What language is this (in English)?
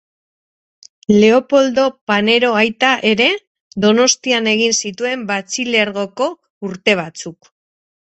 Basque